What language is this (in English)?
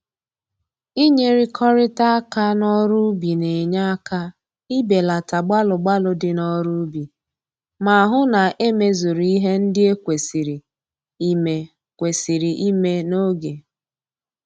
Igbo